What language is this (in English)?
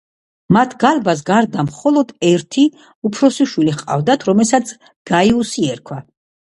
Georgian